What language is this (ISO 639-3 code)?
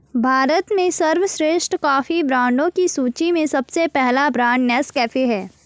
hin